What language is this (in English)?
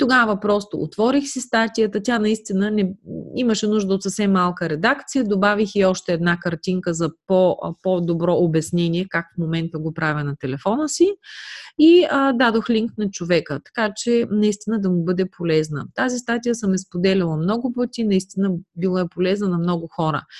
Bulgarian